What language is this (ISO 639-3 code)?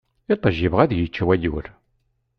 kab